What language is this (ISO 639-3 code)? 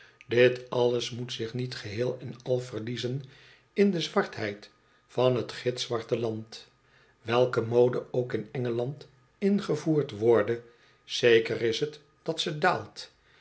nld